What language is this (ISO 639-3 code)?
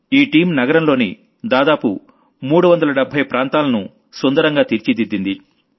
tel